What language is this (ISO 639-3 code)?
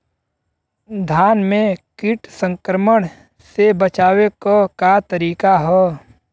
bho